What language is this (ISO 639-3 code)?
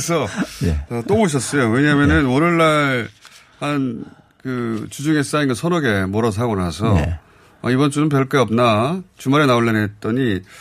kor